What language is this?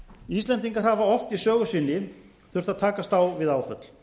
Icelandic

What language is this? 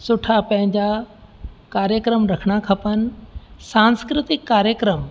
Sindhi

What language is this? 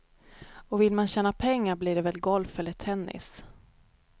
Swedish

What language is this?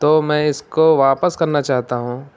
Urdu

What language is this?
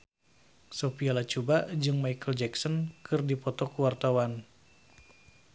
Sundanese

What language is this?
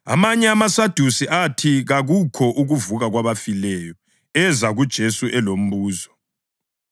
North Ndebele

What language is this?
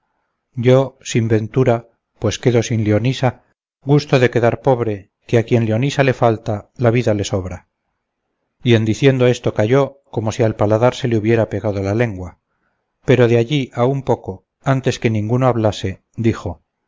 Spanish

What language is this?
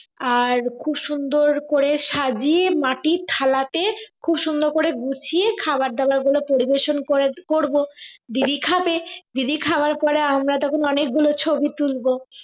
Bangla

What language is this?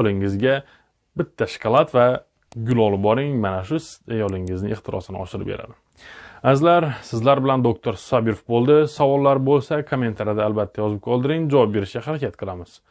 Turkish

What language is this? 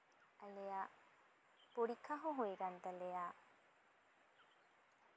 Santali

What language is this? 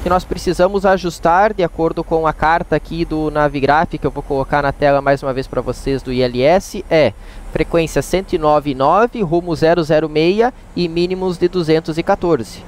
Portuguese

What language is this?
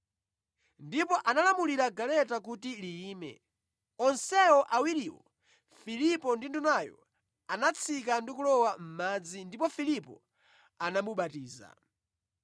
Nyanja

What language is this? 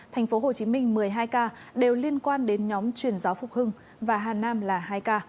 Vietnamese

